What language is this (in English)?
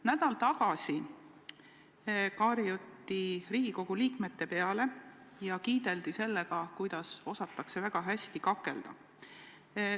Estonian